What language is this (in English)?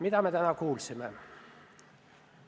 Estonian